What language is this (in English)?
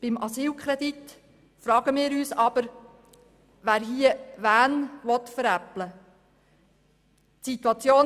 Swiss German